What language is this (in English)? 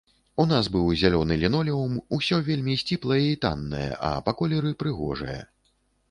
Belarusian